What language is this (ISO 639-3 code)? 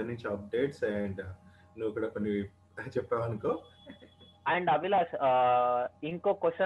tel